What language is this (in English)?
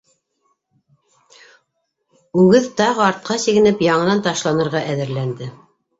Bashkir